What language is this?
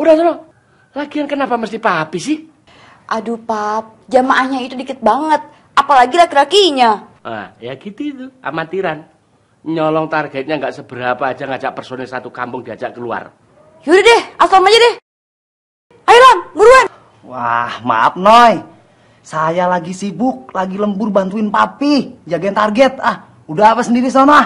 Indonesian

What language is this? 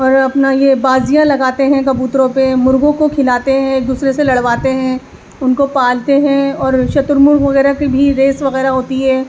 Urdu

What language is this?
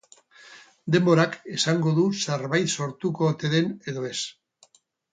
Basque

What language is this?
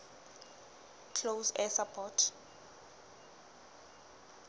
Southern Sotho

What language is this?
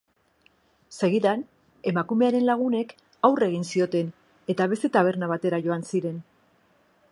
Basque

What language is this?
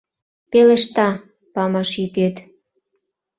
Mari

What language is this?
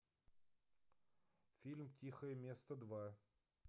Russian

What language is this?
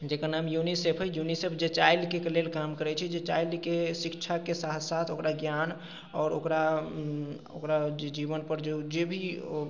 Maithili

